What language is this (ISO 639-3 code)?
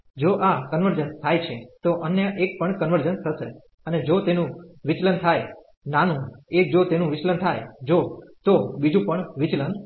guj